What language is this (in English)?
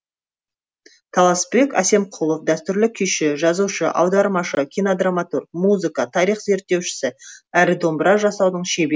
Kazakh